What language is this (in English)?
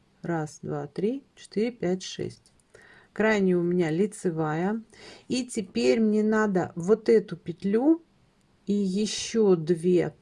Russian